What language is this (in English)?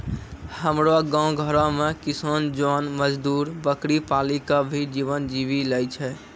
Maithili